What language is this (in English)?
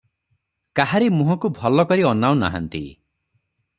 Odia